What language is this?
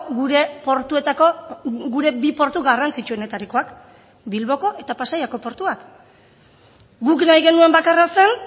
Basque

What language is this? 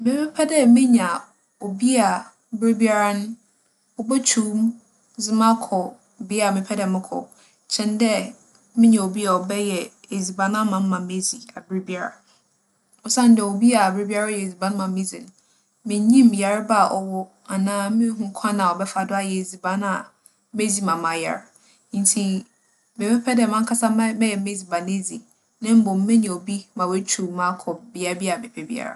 Akan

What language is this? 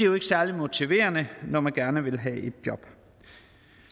Danish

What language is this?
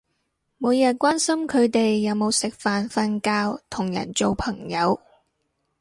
Cantonese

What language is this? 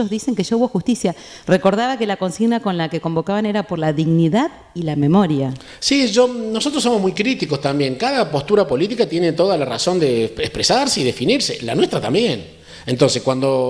Spanish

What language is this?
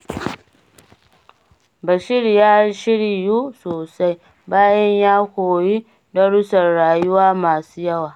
Hausa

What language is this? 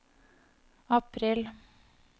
Norwegian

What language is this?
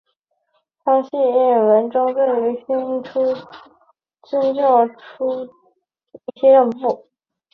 Chinese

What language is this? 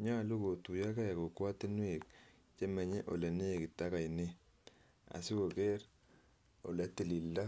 Kalenjin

